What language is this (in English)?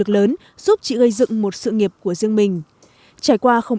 Vietnamese